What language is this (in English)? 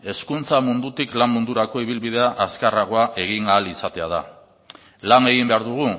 Basque